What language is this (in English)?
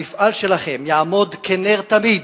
Hebrew